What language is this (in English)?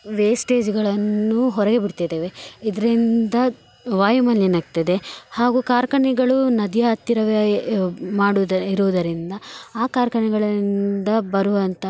Kannada